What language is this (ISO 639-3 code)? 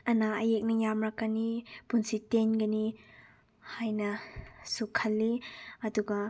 mni